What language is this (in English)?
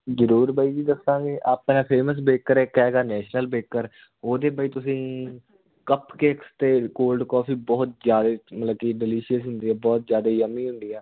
Punjabi